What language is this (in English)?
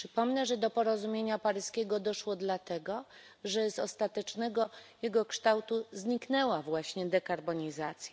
Polish